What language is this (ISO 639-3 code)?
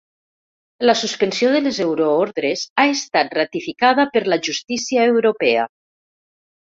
cat